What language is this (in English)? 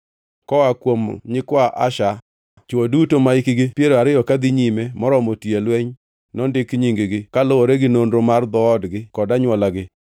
Luo (Kenya and Tanzania)